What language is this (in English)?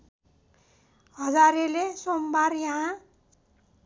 Nepali